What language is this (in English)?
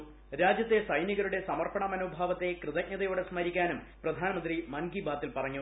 Malayalam